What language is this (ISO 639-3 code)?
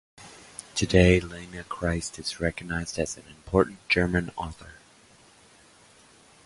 eng